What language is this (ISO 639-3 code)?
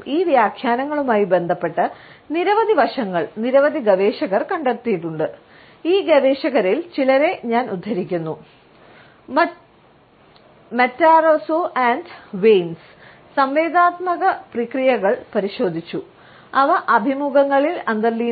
mal